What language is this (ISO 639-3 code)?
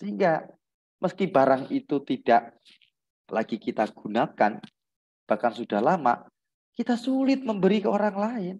ind